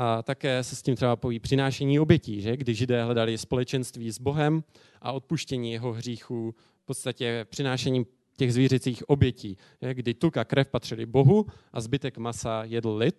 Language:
Czech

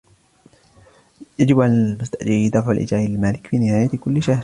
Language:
Arabic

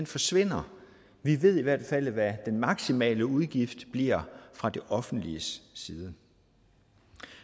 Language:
Danish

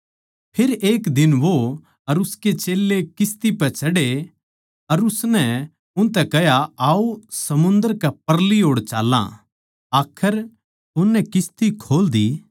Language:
Haryanvi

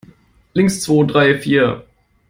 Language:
German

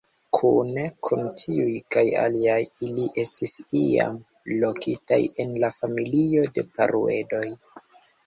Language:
Esperanto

